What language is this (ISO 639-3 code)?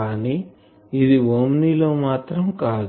tel